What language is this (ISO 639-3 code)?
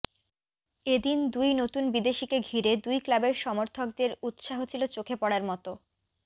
ben